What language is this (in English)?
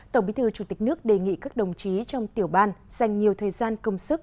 Vietnamese